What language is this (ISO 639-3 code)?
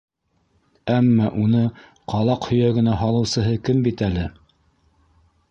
bak